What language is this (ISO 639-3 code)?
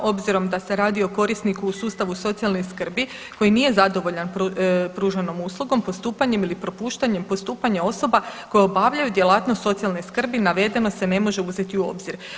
hrv